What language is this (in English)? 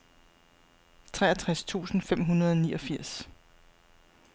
Danish